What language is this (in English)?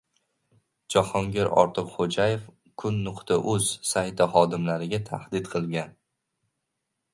Uzbek